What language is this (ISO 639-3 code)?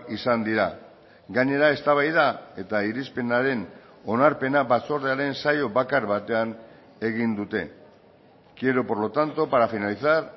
eus